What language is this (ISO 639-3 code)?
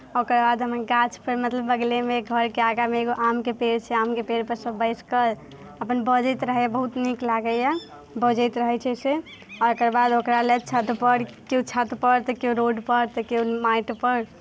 mai